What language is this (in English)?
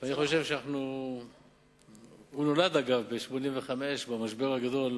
Hebrew